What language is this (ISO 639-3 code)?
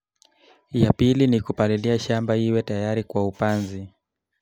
kln